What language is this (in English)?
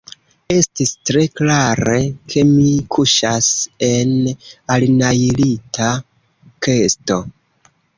Esperanto